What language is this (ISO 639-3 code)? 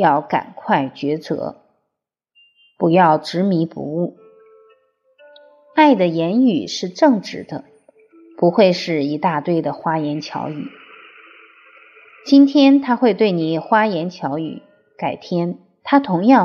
zho